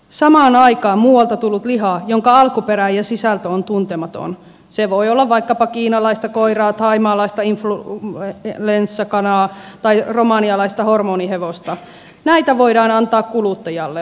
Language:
Finnish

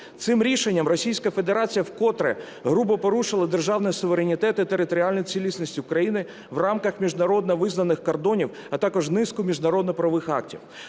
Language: Ukrainian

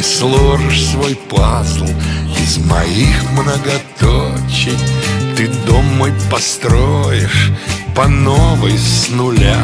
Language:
Russian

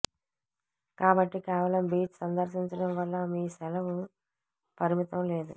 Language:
Telugu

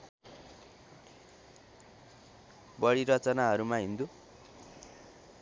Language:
Nepali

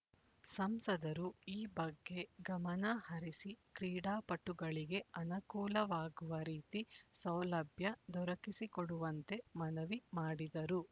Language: Kannada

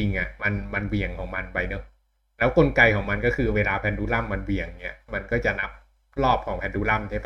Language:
Thai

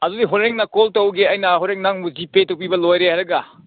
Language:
Manipuri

